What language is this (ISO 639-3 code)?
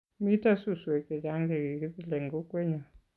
kln